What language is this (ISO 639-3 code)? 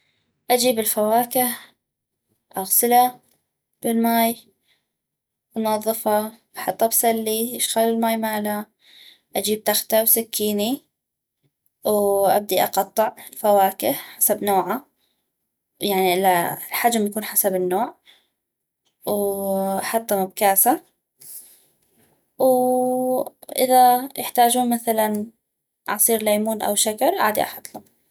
ayp